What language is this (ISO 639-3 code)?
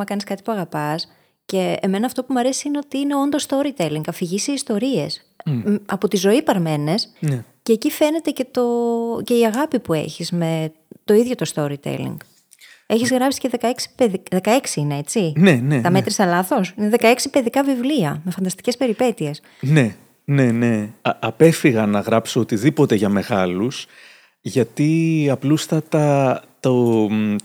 ell